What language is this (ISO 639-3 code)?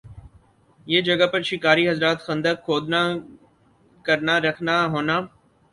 urd